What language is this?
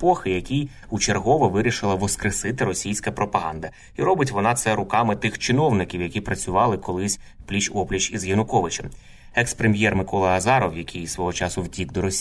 Ukrainian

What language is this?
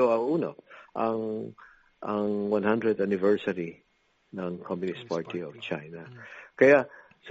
Filipino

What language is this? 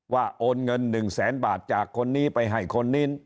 Thai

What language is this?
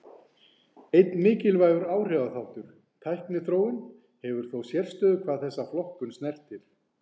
Icelandic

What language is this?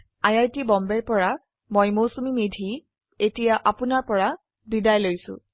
Assamese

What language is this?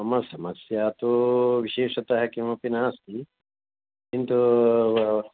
Sanskrit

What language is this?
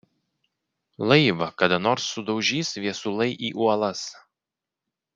Lithuanian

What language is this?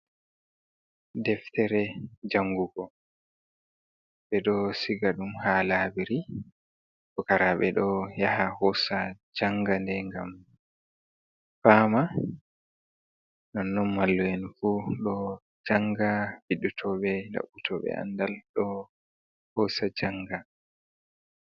Fula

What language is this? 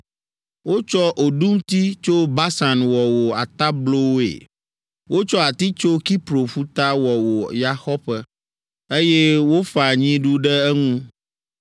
Ewe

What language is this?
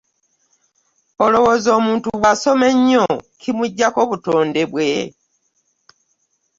Ganda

